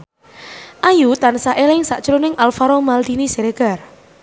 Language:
Javanese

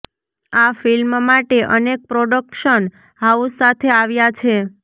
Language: Gujarati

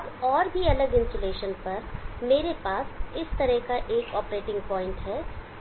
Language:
Hindi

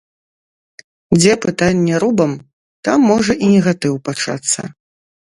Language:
Belarusian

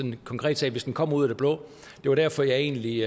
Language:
Danish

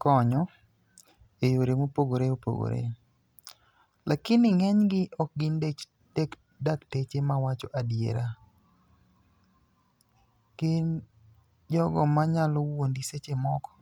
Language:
Luo (Kenya and Tanzania)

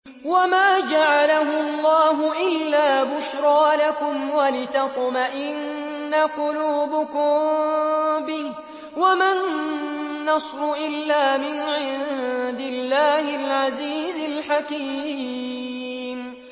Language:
Arabic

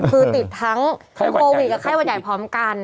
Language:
Thai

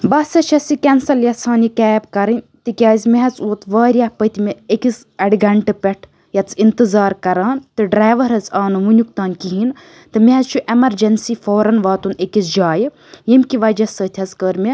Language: Kashmiri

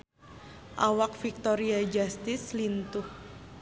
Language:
Sundanese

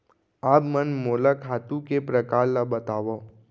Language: Chhattisgarhi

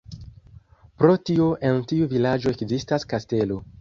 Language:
Esperanto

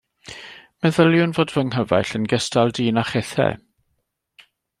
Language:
Welsh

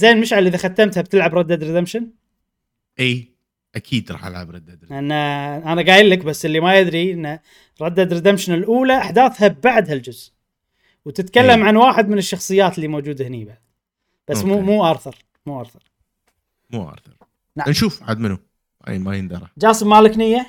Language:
Arabic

